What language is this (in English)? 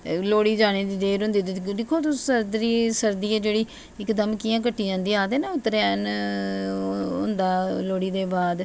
Dogri